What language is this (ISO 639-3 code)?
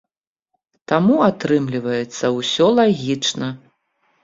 bel